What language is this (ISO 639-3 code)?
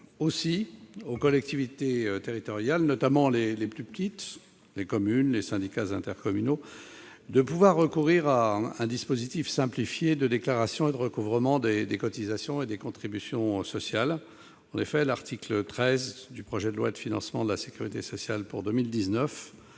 fra